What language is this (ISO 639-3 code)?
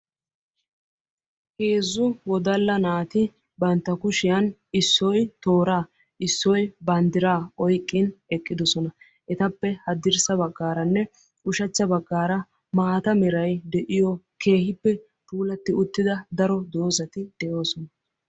wal